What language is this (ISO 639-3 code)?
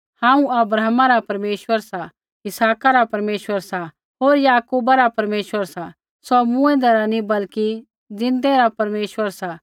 kfx